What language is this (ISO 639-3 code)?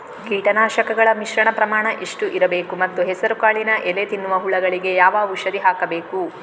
kan